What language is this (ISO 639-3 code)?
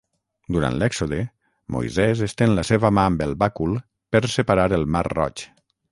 cat